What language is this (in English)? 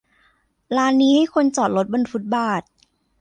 Thai